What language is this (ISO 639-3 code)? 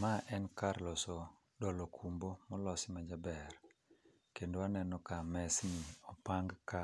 luo